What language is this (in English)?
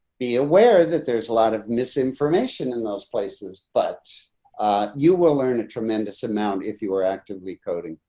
English